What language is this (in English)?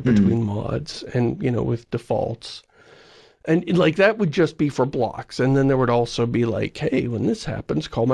English